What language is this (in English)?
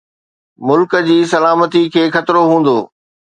Sindhi